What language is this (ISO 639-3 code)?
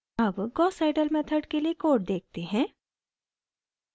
hin